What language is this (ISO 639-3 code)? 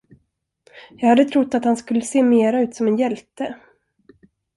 swe